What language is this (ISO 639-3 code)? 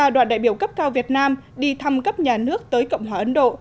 vie